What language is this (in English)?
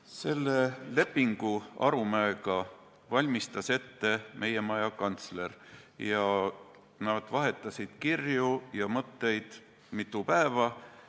Estonian